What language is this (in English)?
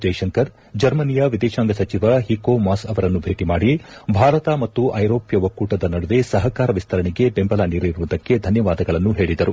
Kannada